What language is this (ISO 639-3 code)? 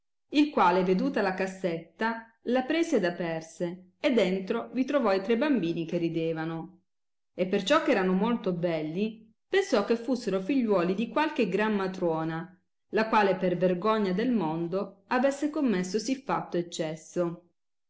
ita